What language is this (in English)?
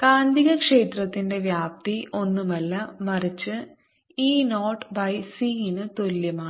Malayalam